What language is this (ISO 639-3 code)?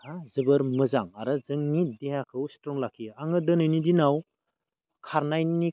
brx